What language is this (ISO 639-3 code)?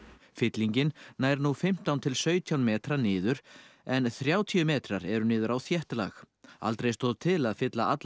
isl